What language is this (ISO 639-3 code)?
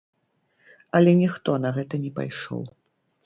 bel